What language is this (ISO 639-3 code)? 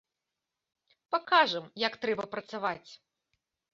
bel